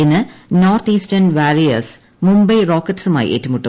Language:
Malayalam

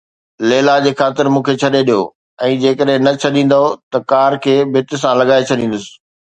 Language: Sindhi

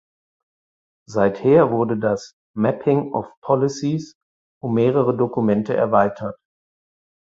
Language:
German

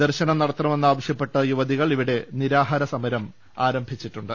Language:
Malayalam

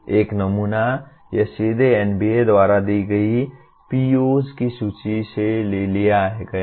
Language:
Hindi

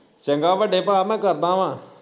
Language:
Punjabi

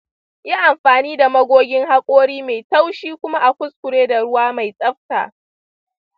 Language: Hausa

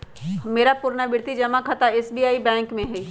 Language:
Magahi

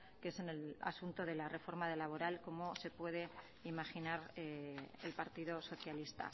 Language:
Spanish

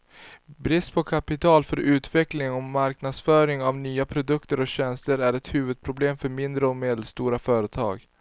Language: Swedish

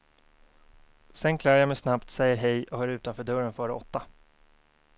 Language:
Swedish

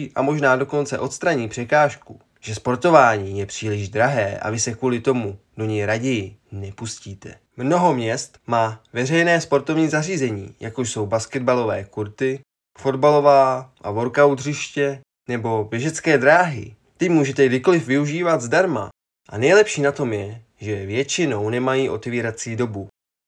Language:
Czech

